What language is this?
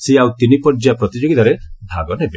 Odia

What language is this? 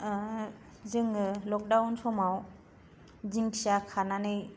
Bodo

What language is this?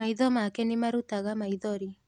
Kikuyu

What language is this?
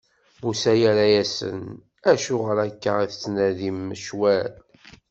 Kabyle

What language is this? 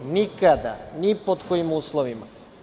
Serbian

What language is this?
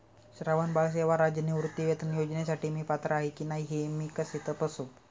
Marathi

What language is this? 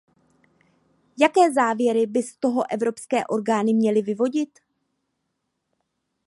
Czech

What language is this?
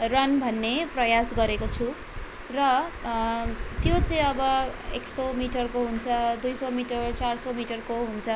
Nepali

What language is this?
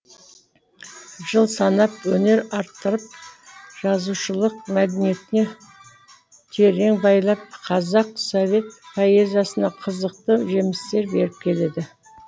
Kazakh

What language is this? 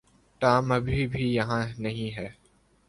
Urdu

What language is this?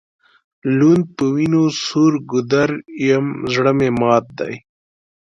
Pashto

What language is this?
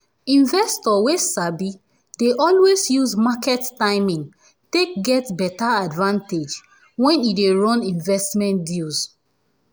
Nigerian Pidgin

